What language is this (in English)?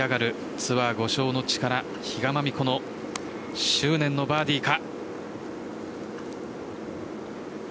Japanese